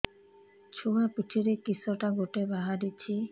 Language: Odia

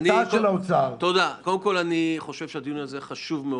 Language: Hebrew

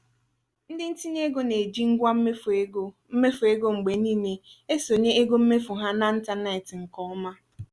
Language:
Igbo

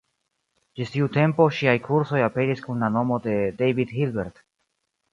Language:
Esperanto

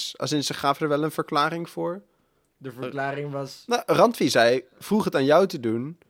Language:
Dutch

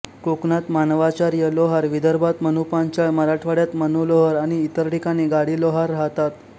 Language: Marathi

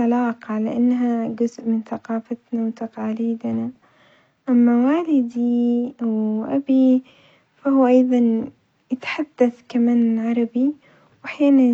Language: Omani Arabic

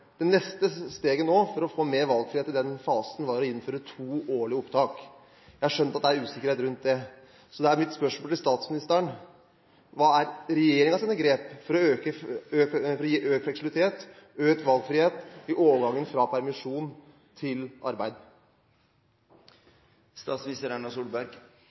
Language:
Norwegian Bokmål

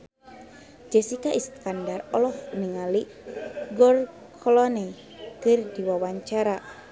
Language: Sundanese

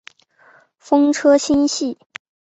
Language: Chinese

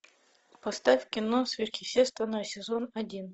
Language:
Russian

